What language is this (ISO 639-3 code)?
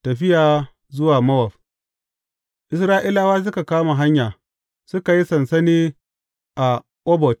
hau